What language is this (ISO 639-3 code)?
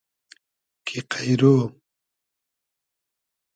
haz